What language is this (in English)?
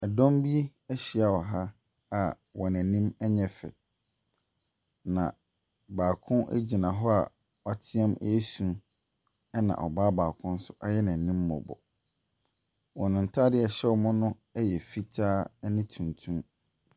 Akan